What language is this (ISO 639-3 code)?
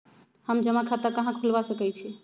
mag